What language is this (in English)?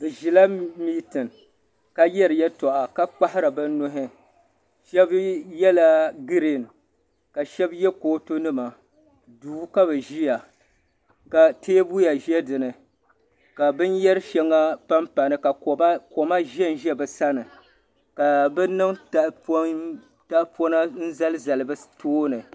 Dagbani